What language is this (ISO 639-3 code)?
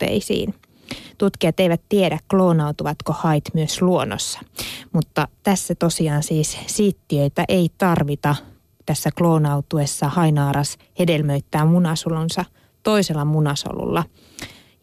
fin